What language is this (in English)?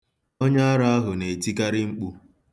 Igbo